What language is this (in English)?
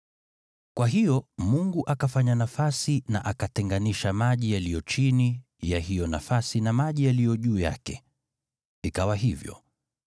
Swahili